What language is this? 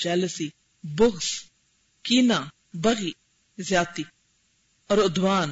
Urdu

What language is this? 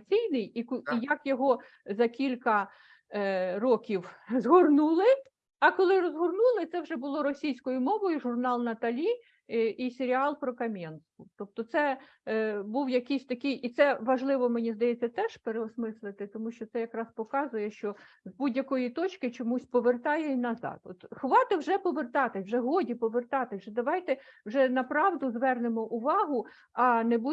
Ukrainian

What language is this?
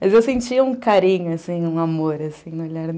Portuguese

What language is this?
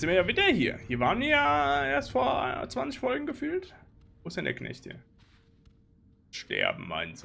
German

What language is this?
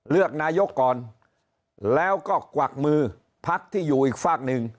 Thai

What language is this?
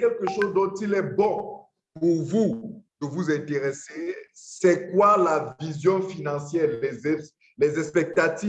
French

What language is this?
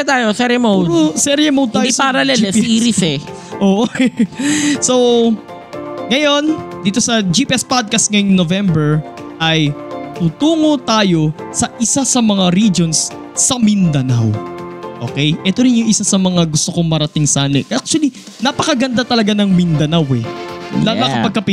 Filipino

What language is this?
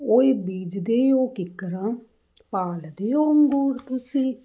Punjabi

